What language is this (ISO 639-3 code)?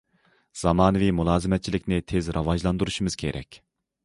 uig